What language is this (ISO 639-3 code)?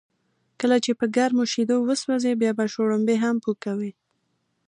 pus